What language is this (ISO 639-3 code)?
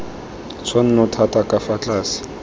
tsn